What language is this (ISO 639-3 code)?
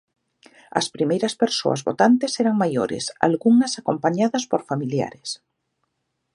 glg